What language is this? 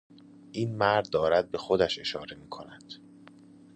Persian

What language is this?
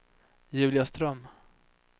Swedish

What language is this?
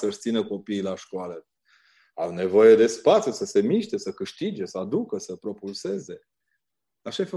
Romanian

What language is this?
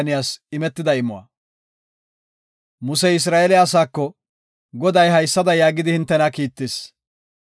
Gofa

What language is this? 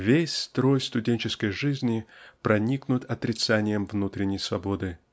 Russian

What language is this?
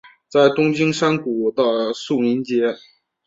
Chinese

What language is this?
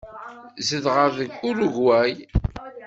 Kabyle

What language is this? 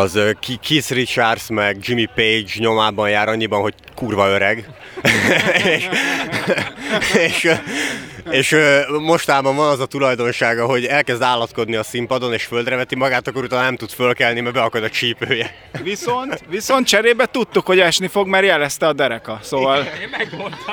Hungarian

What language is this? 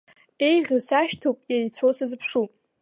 Abkhazian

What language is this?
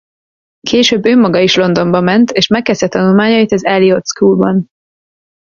Hungarian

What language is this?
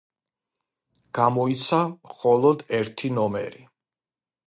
Georgian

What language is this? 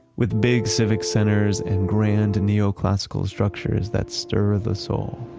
English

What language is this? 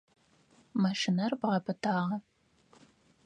Adyghe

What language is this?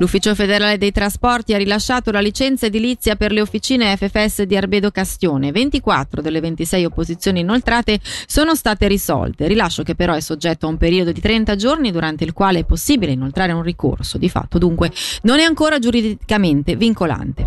Italian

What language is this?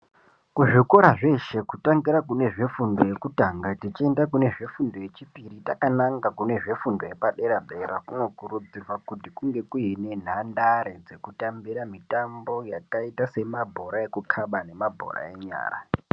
Ndau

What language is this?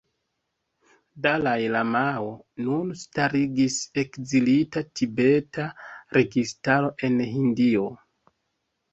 Esperanto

